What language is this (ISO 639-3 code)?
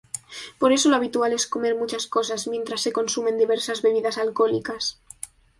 spa